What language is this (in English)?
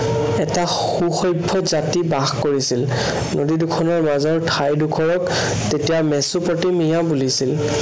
Assamese